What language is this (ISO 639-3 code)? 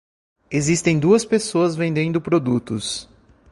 por